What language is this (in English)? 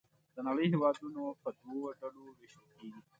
Pashto